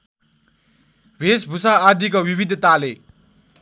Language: Nepali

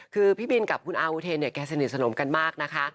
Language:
Thai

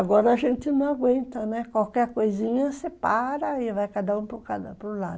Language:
Portuguese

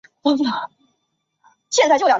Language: Chinese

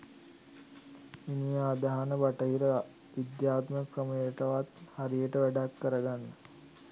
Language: Sinhala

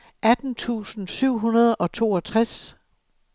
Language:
Danish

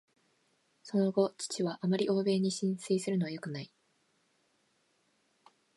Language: Japanese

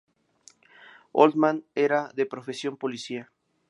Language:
Spanish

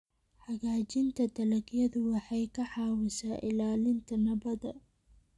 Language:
Somali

